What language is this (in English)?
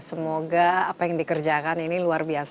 Indonesian